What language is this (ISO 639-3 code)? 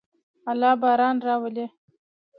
pus